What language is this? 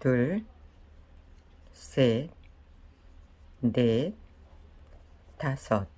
Korean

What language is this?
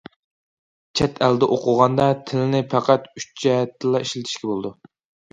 Uyghur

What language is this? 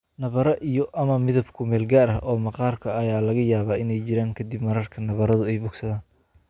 Somali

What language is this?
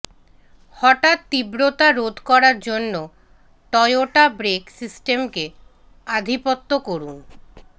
Bangla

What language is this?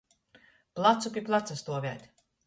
Latgalian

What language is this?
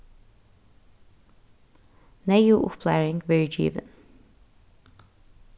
Faroese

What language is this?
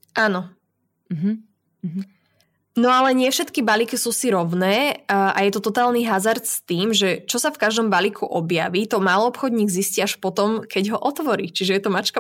Slovak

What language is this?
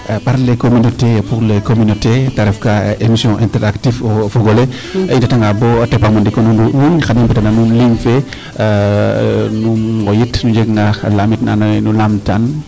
Serer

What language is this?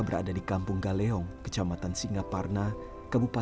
Indonesian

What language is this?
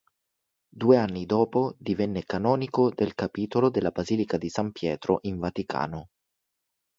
Italian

